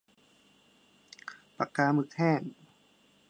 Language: Thai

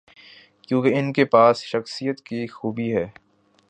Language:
Urdu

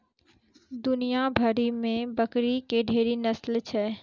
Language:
Maithili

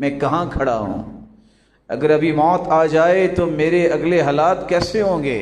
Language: Hindi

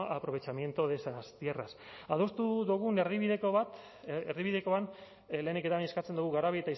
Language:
Basque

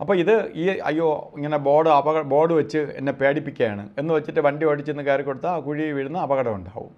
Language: Norwegian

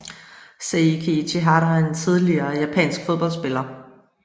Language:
Danish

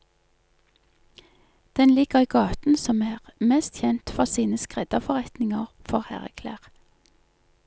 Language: Norwegian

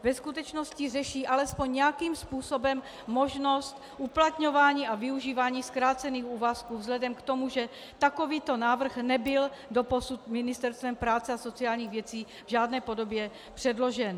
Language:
Czech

